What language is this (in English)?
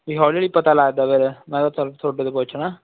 Punjabi